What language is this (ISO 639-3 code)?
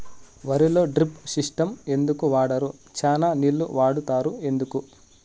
tel